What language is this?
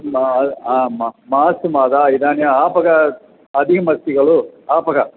Sanskrit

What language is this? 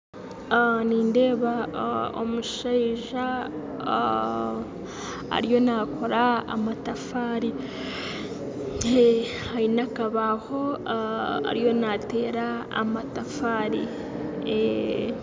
Nyankole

